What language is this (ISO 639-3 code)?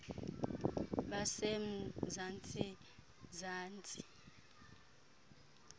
xho